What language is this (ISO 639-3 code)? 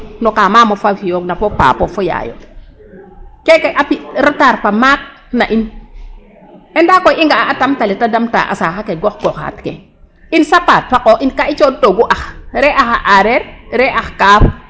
srr